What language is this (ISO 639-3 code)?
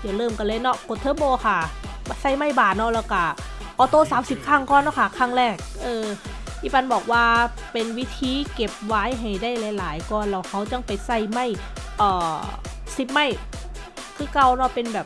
tha